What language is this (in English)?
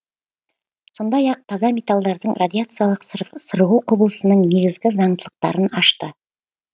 Kazakh